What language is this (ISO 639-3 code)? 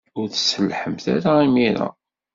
kab